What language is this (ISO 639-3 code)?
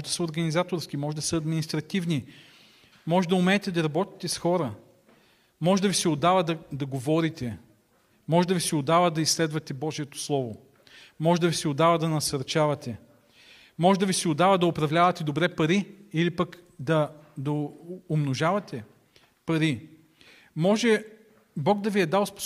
bul